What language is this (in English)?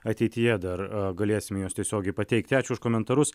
Lithuanian